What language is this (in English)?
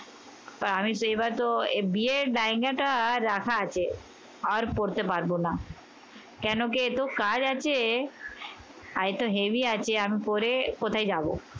Bangla